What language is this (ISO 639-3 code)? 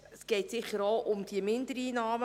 gsw